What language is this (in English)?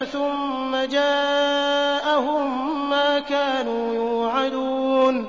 Arabic